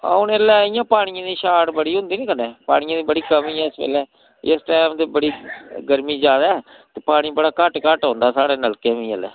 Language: Dogri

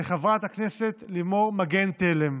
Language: Hebrew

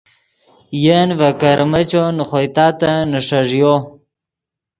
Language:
Yidgha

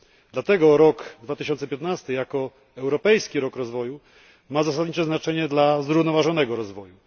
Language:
Polish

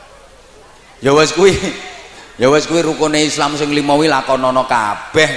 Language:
Indonesian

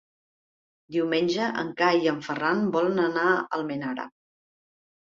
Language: Catalan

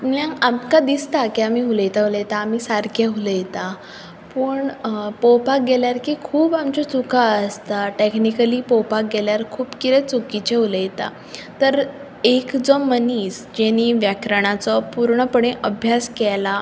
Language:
Konkani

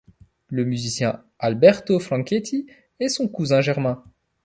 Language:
French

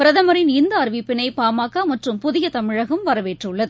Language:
Tamil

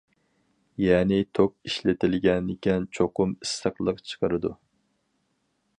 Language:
Uyghur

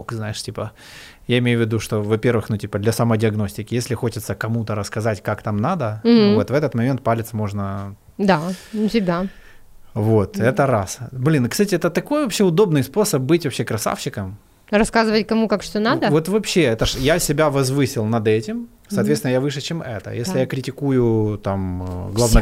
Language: Russian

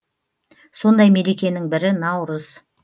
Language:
Kazakh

